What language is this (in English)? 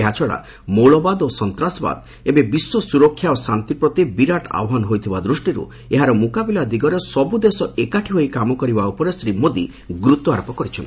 Odia